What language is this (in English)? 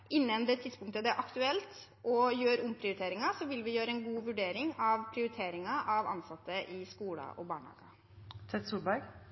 Norwegian